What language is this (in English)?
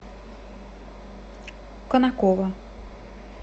Russian